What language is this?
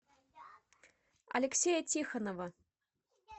Russian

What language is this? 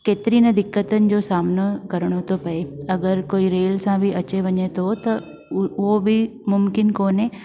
Sindhi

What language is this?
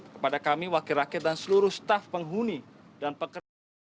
Indonesian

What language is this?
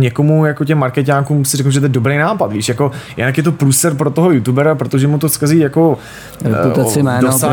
Czech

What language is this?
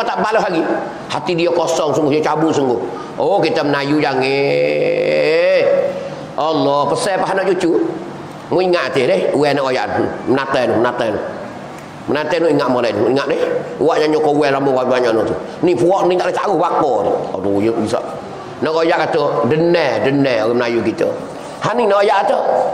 Malay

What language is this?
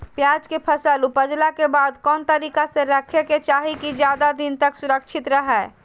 Magahi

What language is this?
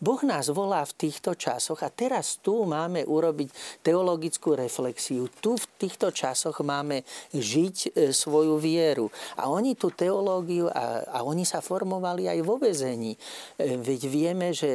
Slovak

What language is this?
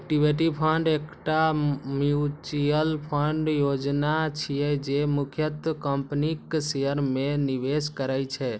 Maithili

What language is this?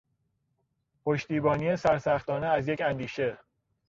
Persian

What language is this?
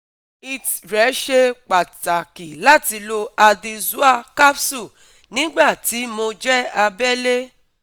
Yoruba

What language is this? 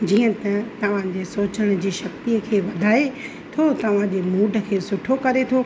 Sindhi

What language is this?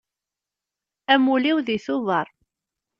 Kabyle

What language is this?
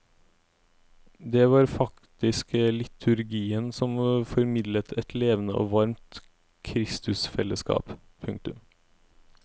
Norwegian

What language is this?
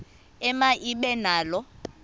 Xhosa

